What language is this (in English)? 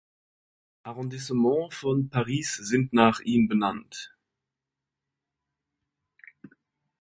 German